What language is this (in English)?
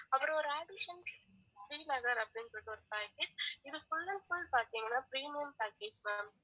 Tamil